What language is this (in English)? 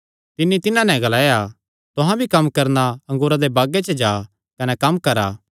Kangri